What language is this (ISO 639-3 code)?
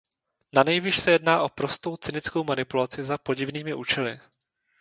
ces